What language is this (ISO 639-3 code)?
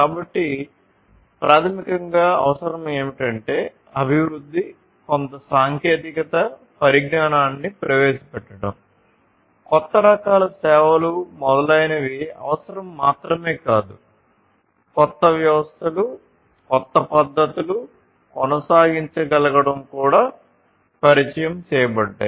tel